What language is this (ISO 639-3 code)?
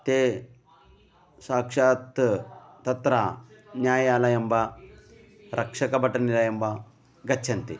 san